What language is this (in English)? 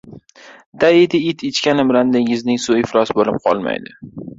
Uzbek